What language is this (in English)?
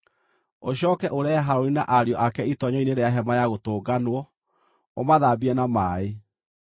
Kikuyu